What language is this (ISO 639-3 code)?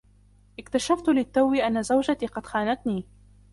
ara